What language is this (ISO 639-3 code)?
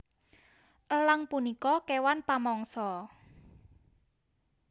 jav